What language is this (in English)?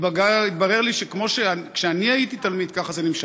Hebrew